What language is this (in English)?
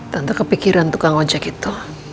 Indonesian